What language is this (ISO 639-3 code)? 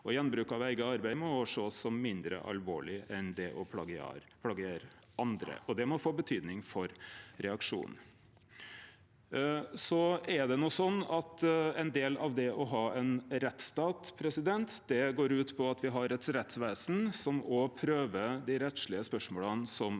nor